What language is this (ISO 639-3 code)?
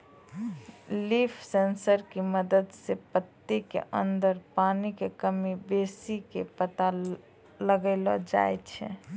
mai